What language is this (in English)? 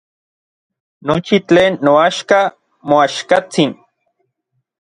Orizaba Nahuatl